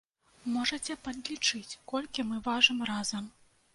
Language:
Belarusian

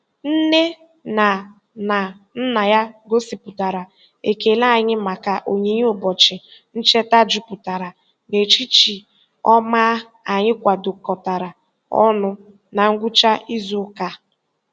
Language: Igbo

